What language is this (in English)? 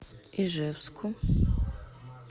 Russian